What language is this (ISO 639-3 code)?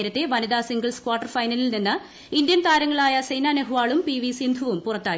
mal